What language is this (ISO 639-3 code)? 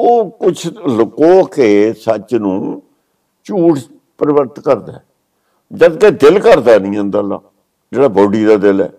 pan